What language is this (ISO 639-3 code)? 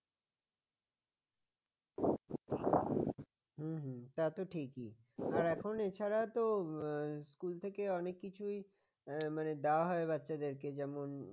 ben